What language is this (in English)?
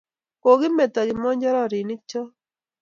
Kalenjin